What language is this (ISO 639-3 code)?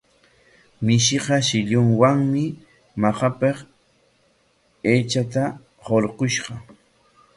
qwa